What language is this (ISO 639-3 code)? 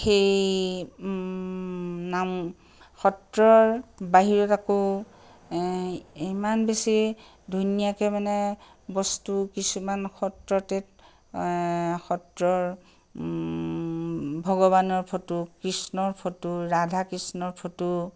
asm